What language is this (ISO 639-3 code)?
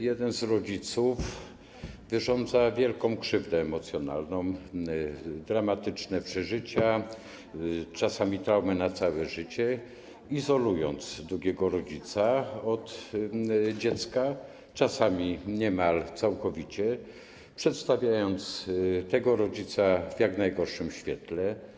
pol